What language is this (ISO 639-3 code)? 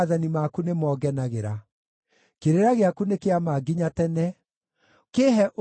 kik